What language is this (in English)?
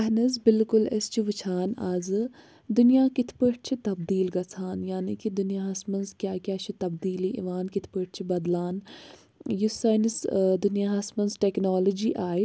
Kashmiri